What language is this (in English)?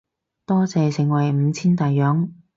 Cantonese